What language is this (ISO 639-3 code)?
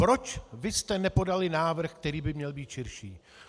ces